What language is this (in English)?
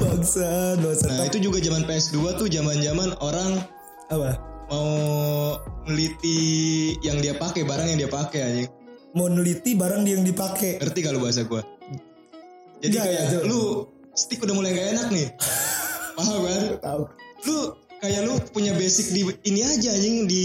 Indonesian